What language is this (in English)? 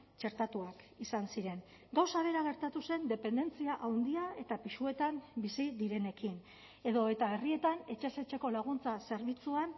Basque